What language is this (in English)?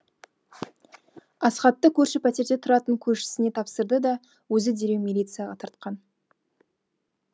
Kazakh